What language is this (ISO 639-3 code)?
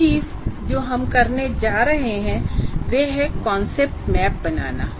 hin